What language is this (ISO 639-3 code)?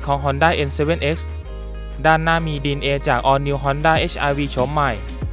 tha